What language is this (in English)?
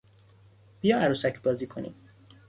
Persian